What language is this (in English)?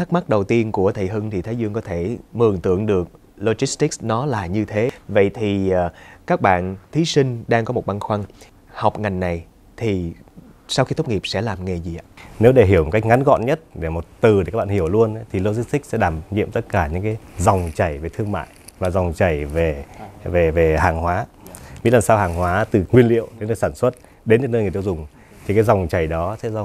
Vietnamese